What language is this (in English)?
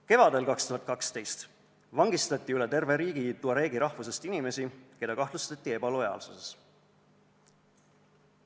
Estonian